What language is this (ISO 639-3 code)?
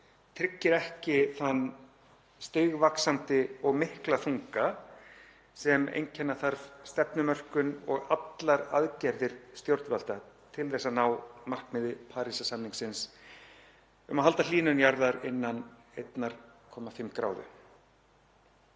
isl